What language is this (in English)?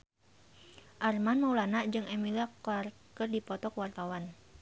Sundanese